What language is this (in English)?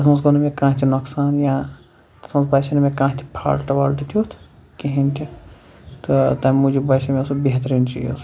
Kashmiri